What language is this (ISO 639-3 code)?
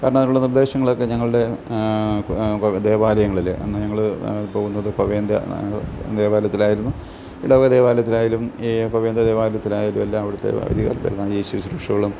mal